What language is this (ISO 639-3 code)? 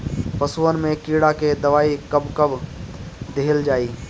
bho